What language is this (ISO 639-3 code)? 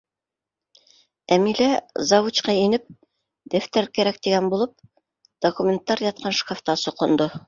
bak